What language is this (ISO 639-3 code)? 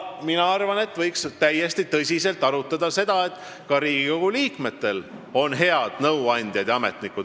est